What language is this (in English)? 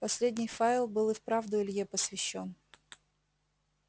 Russian